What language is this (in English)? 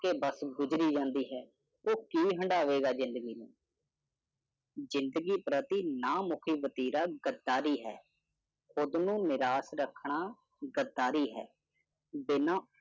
Punjabi